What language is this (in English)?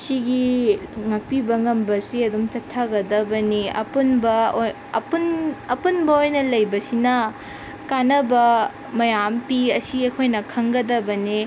Manipuri